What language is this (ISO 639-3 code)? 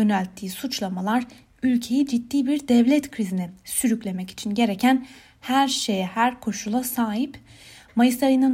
tur